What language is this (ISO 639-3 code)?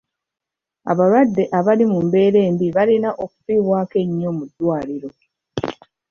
lug